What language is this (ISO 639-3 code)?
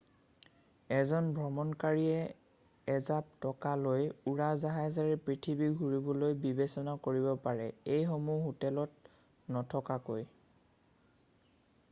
asm